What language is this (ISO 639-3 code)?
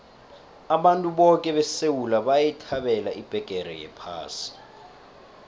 nbl